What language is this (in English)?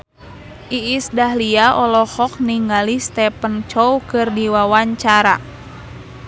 Sundanese